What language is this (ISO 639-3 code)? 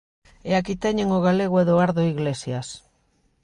glg